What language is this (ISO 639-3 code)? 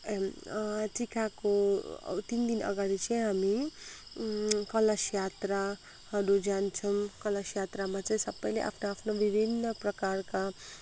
nep